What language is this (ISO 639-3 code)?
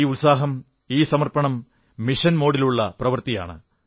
mal